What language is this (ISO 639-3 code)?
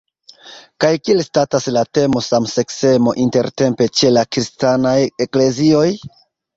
epo